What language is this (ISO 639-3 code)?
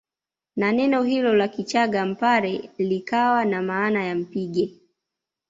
swa